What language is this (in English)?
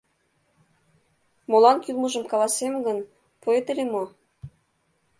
Mari